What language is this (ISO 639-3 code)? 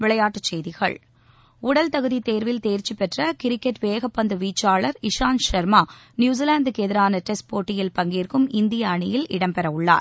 tam